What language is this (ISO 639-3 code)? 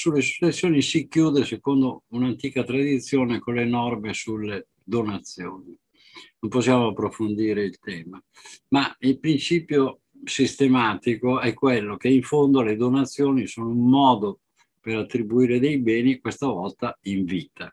ita